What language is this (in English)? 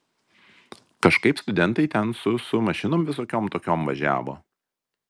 Lithuanian